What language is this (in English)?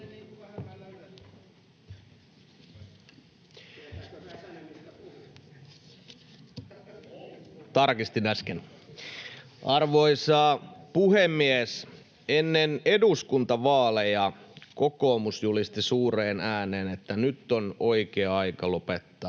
Finnish